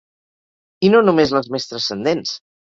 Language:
Catalan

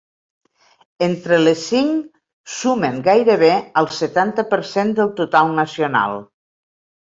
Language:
Catalan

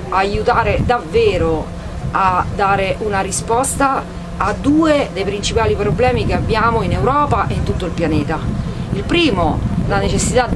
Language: Italian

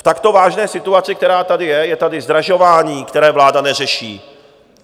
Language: Czech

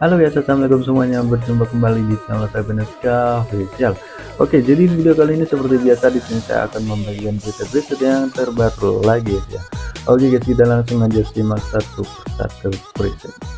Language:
Indonesian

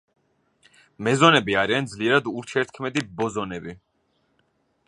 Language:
Georgian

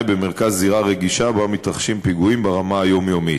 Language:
Hebrew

